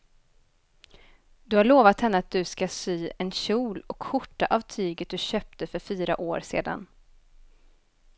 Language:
Swedish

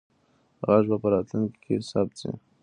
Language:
Pashto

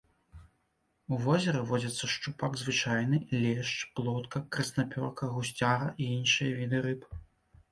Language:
Belarusian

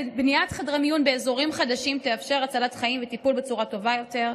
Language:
Hebrew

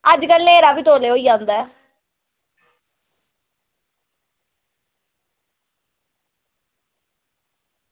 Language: Dogri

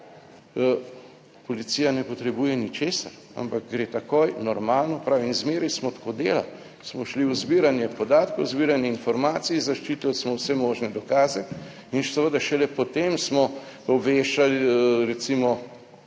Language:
Slovenian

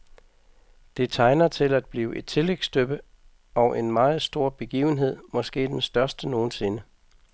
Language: Danish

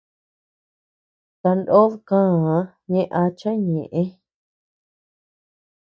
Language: Tepeuxila Cuicatec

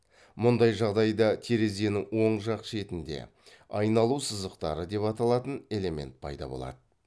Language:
Kazakh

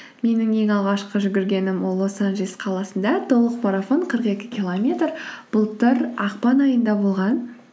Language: Kazakh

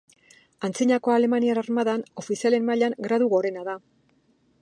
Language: Basque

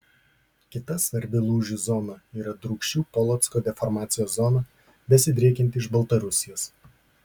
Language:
Lithuanian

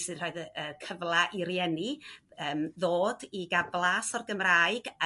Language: Welsh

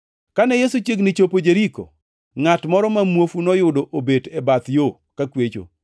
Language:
Luo (Kenya and Tanzania)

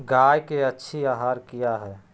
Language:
Magahi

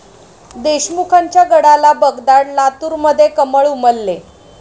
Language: Marathi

